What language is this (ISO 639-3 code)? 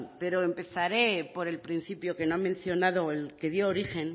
spa